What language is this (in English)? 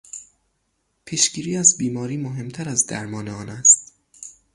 Persian